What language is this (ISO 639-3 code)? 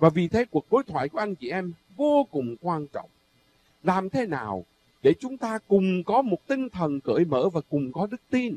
vie